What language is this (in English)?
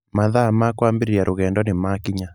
Kikuyu